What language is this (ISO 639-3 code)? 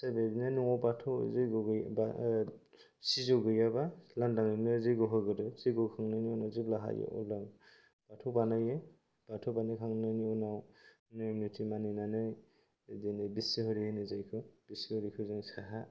brx